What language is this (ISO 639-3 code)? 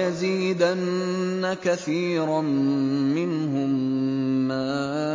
ara